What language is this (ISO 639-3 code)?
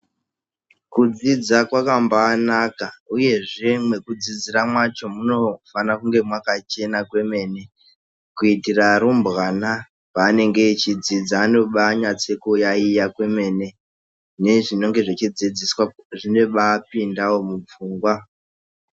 ndc